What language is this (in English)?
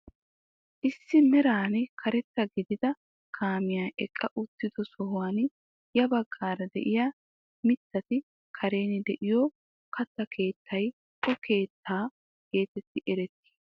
Wolaytta